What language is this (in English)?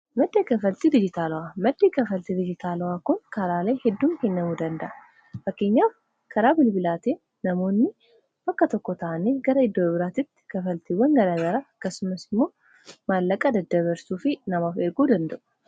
Oromo